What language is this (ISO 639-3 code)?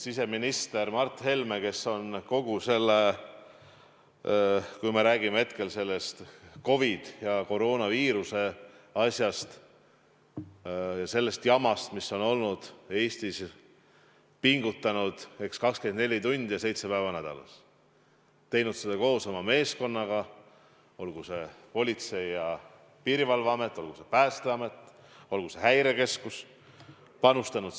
est